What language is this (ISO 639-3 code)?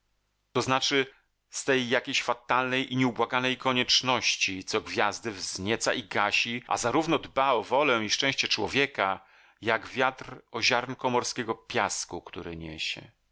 pol